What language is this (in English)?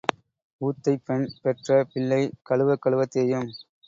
Tamil